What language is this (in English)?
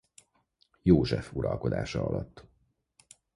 Hungarian